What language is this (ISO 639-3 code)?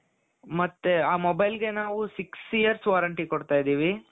kan